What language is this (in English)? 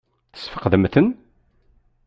Kabyle